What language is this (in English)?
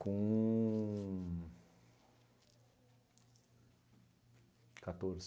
Portuguese